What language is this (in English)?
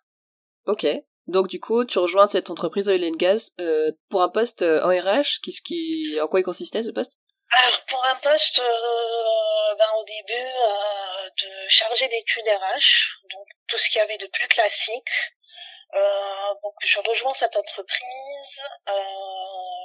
French